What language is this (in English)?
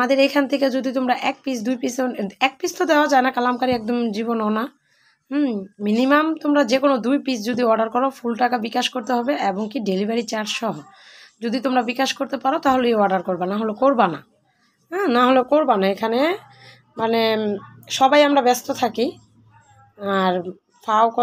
Romanian